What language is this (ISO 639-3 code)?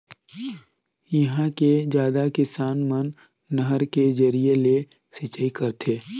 hne